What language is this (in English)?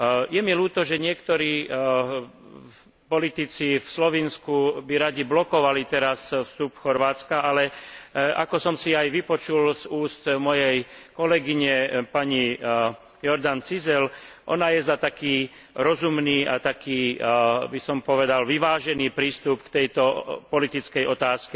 Slovak